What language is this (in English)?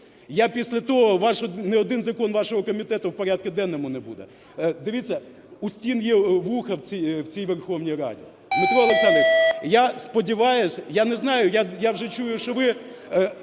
Ukrainian